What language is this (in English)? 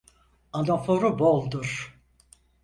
Turkish